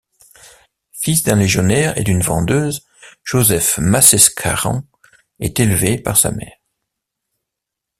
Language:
French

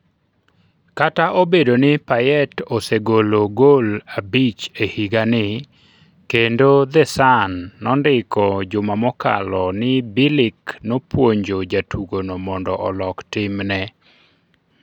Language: Luo (Kenya and Tanzania)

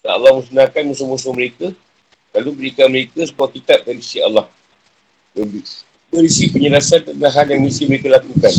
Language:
Malay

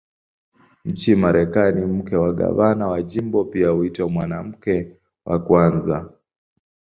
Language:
Swahili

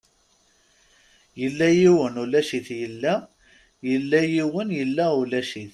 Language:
Kabyle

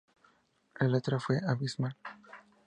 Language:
Spanish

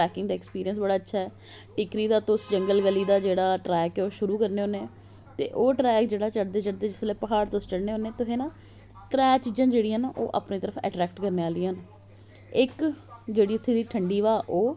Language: Dogri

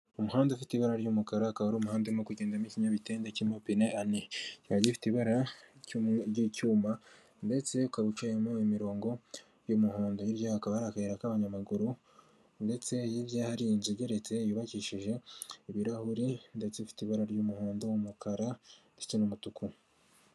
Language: Kinyarwanda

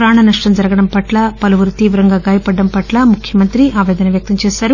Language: Telugu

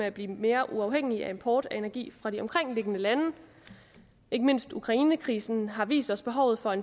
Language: Danish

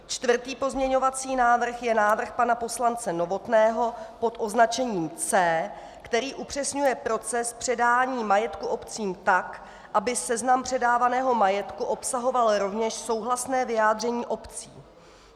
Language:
Czech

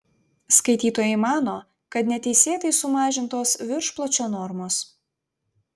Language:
Lithuanian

